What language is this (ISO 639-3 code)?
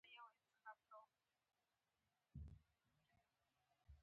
pus